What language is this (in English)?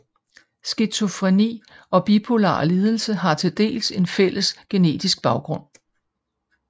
Danish